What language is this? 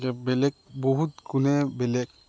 Assamese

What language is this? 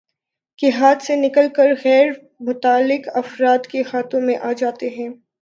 Urdu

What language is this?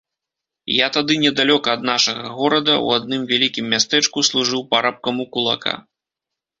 Belarusian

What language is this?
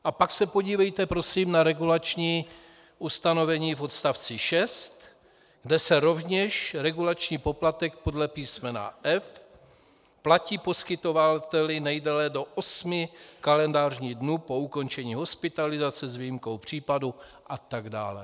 Czech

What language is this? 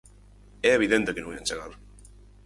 Galician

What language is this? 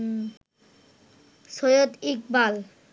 Bangla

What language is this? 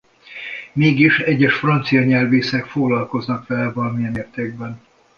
Hungarian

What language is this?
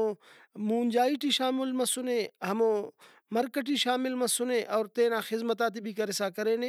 Brahui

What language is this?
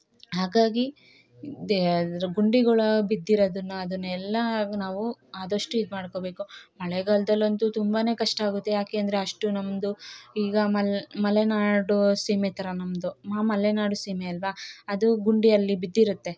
Kannada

